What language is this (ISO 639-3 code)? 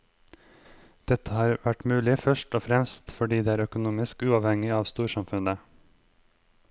nor